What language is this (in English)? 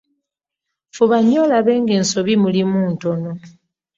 Ganda